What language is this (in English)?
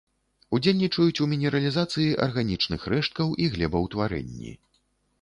Belarusian